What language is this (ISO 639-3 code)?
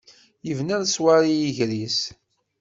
kab